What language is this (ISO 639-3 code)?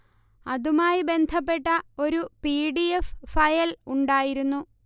mal